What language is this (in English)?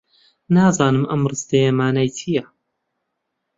Central Kurdish